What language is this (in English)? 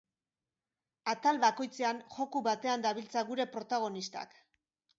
Basque